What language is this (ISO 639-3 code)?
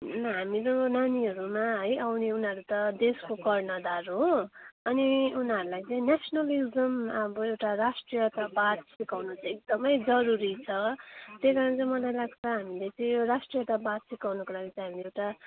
nep